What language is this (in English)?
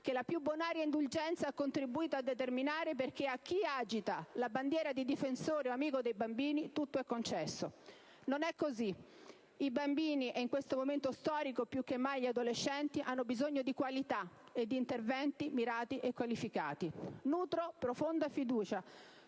Italian